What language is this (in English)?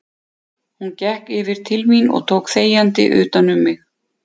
Icelandic